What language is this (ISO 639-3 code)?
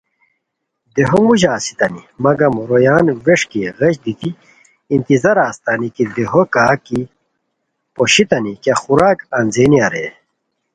khw